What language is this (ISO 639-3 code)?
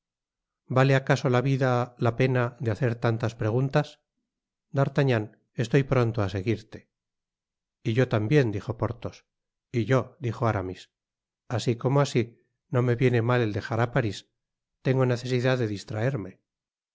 spa